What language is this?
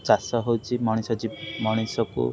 Odia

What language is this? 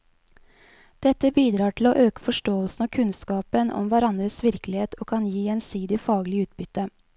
Norwegian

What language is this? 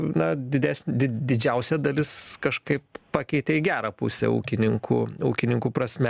Lithuanian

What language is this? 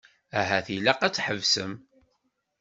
Kabyle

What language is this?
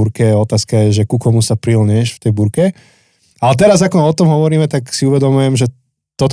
Slovak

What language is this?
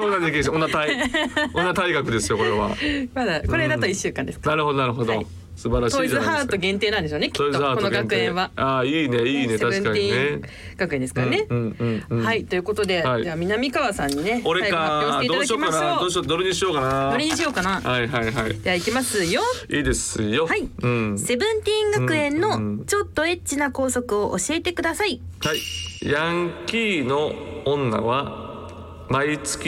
Japanese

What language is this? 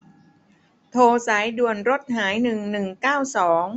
Thai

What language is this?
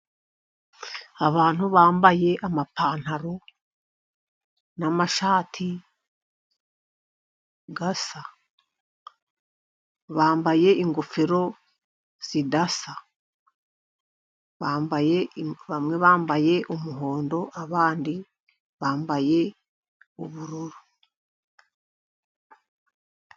Kinyarwanda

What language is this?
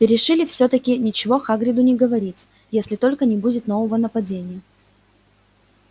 Russian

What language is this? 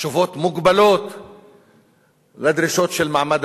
Hebrew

